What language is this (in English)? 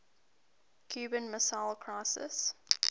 English